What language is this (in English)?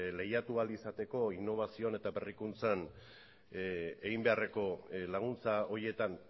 Basque